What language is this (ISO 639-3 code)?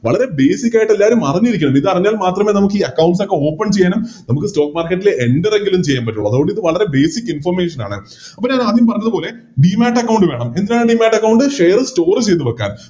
mal